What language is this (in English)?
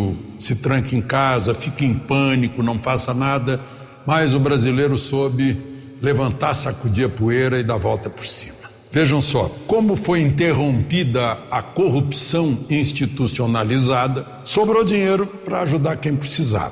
Portuguese